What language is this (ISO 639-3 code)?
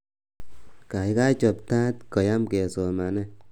kln